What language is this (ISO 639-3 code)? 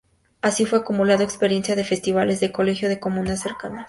spa